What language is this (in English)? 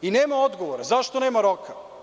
Serbian